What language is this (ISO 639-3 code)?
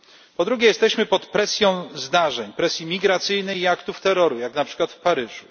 pol